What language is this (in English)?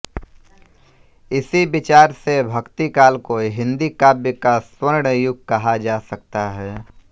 Hindi